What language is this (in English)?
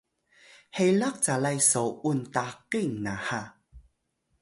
Atayal